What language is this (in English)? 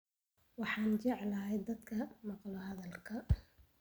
Somali